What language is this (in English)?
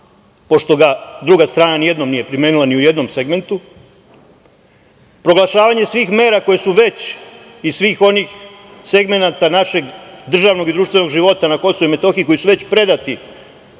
Serbian